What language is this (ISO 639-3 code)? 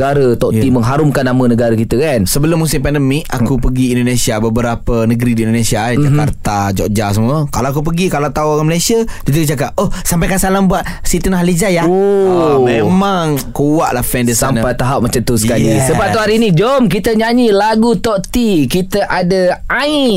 msa